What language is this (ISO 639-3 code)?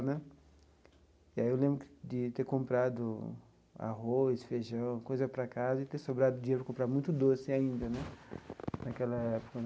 por